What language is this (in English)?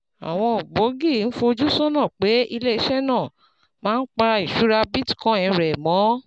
Yoruba